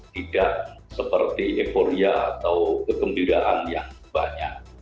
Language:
Indonesian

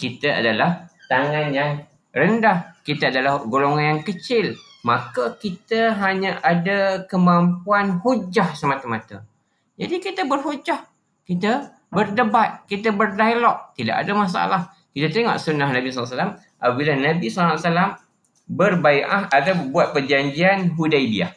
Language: Malay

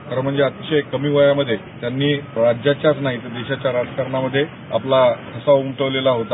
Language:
Marathi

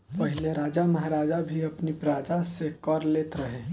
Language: Bhojpuri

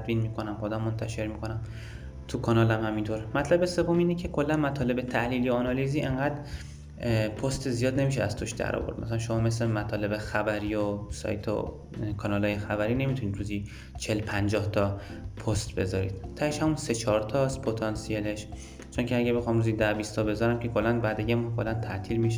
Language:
Persian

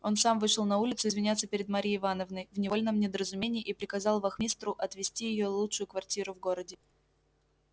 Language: Russian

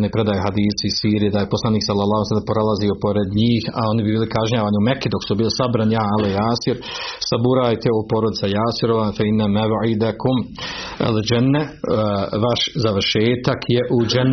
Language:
Croatian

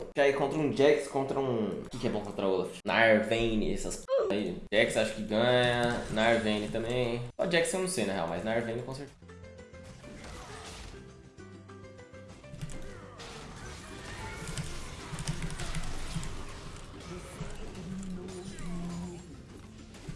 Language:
Portuguese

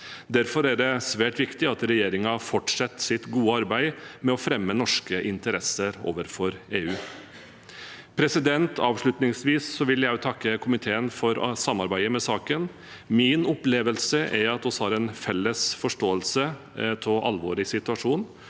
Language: Norwegian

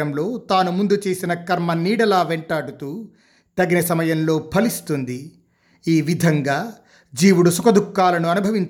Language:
Telugu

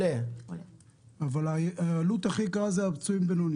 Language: Hebrew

